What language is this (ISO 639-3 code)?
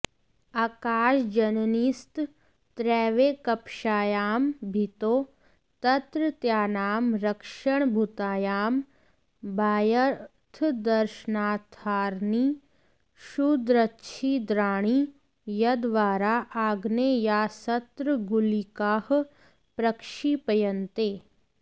san